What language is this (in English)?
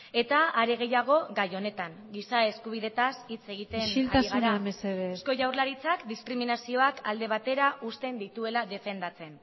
Basque